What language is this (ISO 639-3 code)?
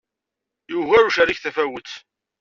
kab